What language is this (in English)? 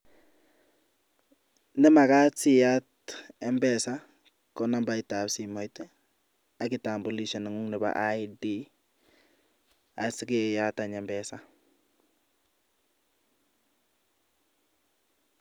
Kalenjin